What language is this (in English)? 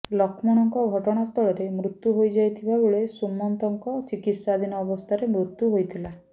Odia